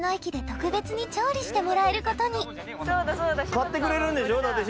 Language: Japanese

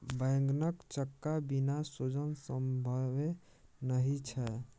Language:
Maithili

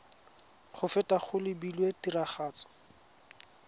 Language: Tswana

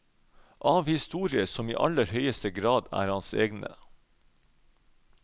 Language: Norwegian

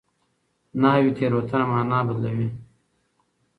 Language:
Pashto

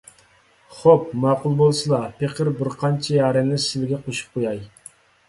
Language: Uyghur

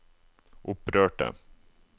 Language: Norwegian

